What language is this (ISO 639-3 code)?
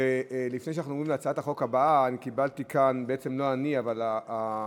heb